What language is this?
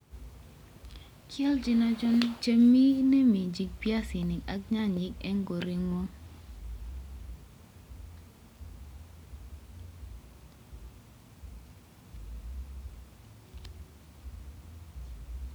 Kalenjin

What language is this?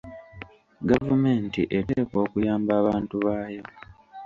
Ganda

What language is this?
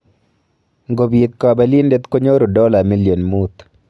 Kalenjin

